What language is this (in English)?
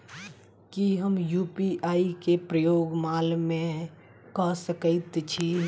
Maithili